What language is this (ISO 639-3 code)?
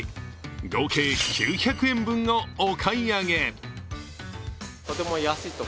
jpn